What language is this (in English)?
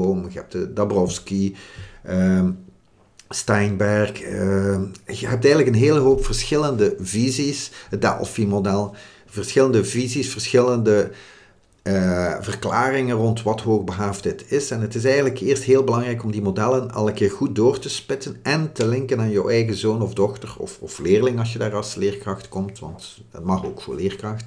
Dutch